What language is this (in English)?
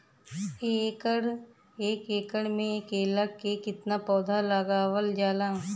Bhojpuri